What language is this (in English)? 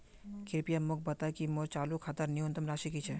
Magahi